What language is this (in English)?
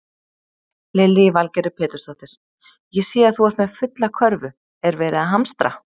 Icelandic